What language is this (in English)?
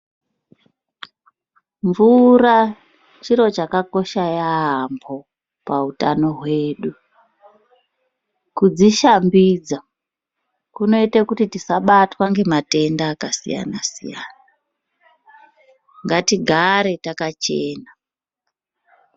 Ndau